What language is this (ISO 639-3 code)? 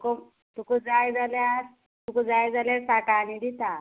kok